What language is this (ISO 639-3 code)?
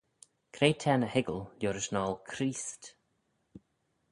glv